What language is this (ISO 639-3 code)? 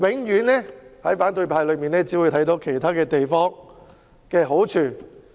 yue